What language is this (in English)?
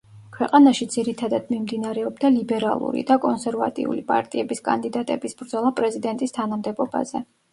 Georgian